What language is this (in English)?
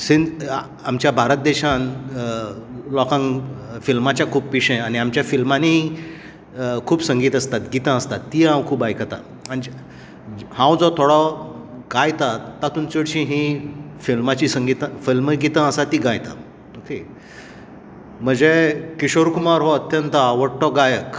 Konkani